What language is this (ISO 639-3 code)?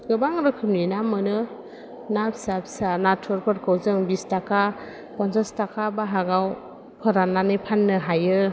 brx